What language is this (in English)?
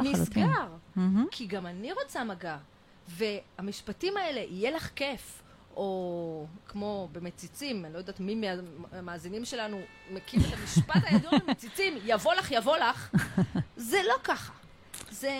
Hebrew